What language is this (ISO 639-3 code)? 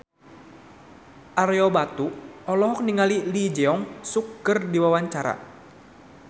sun